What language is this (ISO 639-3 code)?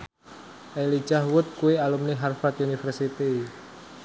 jav